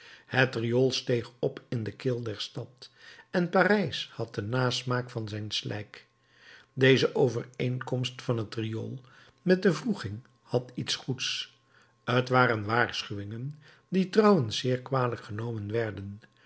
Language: Dutch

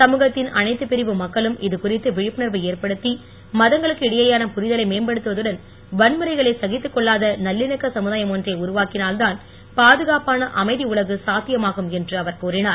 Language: Tamil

